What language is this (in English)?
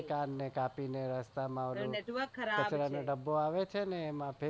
Gujarati